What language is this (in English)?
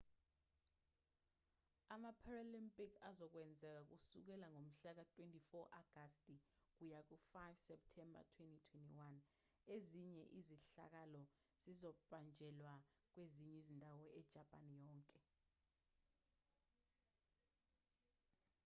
Zulu